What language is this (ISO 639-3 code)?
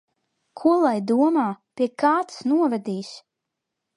lav